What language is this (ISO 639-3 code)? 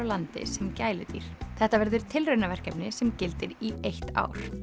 isl